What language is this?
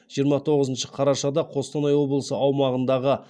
Kazakh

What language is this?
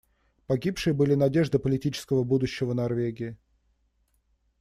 Russian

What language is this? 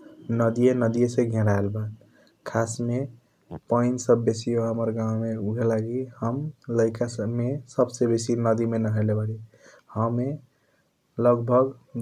Kochila Tharu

